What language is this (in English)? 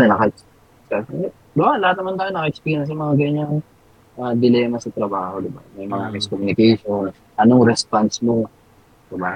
Filipino